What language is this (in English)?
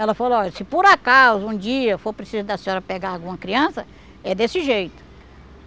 Portuguese